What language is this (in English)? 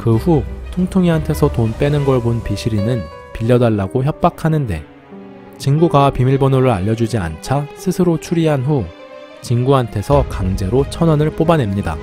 Korean